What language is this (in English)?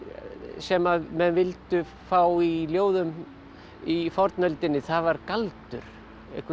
Icelandic